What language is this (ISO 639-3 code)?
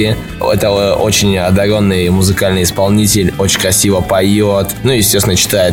rus